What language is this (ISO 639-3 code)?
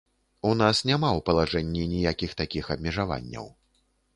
bel